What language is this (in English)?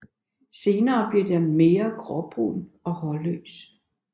Danish